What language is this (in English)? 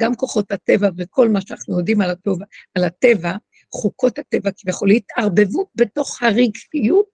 Hebrew